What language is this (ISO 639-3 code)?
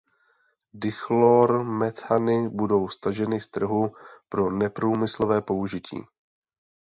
ces